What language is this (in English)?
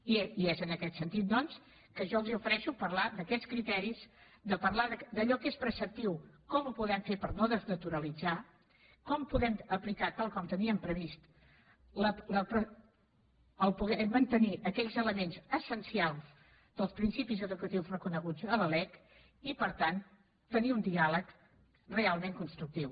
Catalan